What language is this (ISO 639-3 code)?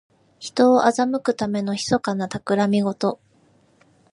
jpn